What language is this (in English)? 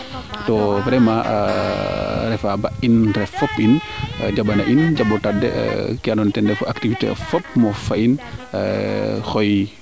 Serer